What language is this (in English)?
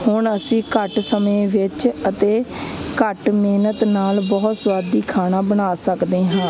Punjabi